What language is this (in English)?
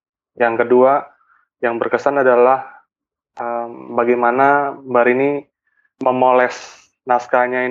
Indonesian